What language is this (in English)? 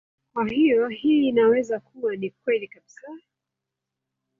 Swahili